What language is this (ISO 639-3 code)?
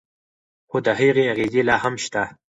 pus